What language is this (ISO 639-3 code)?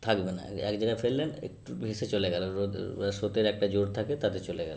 ben